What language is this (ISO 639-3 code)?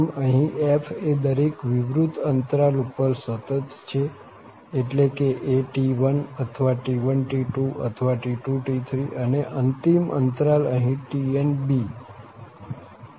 guj